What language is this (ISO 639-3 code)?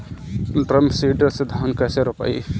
bho